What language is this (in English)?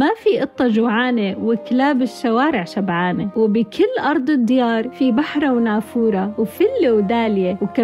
Arabic